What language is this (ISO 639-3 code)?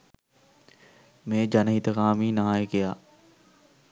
sin